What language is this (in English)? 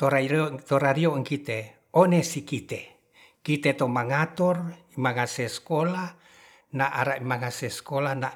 Ratahan